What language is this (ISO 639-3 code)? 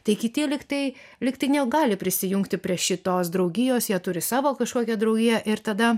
lit